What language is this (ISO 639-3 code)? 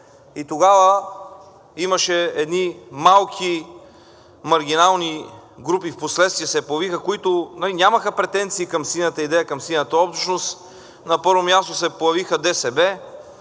bul